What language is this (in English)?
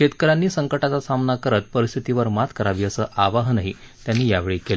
Marathi